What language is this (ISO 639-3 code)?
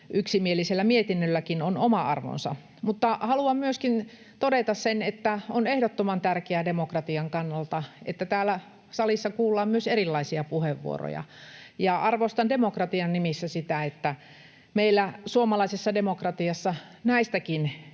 fin